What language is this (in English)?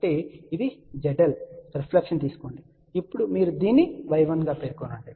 Telugu